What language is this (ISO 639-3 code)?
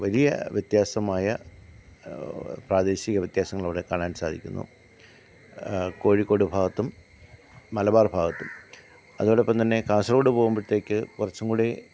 mal